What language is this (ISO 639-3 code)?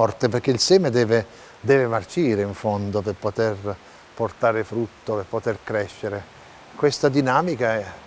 ita